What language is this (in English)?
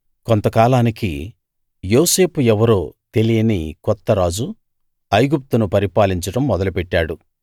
Telugu